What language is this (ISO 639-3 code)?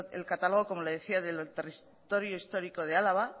spa